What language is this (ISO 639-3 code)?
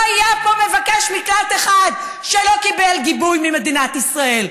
heb